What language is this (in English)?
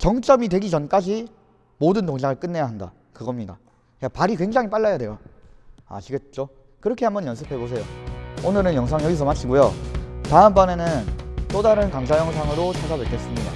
Korean